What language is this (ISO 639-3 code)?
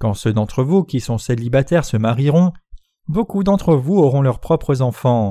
fra